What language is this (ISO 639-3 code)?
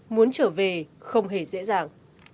vie